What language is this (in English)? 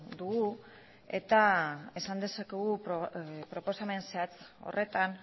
Basque